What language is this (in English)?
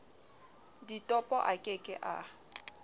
Southern Sotho